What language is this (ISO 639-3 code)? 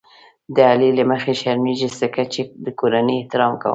pus